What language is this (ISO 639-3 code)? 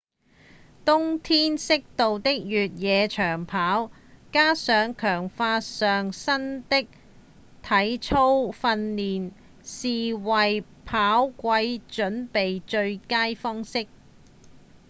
yue